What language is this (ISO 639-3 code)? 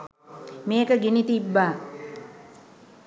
sin